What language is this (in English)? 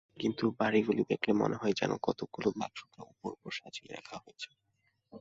Bangla